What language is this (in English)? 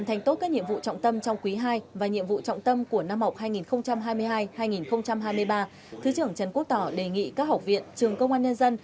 Vietnamese